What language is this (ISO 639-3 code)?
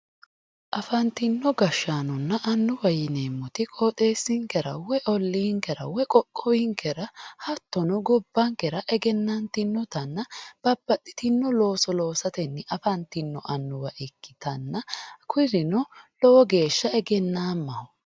sid